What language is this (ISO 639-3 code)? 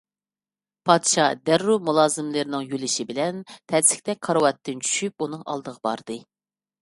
uig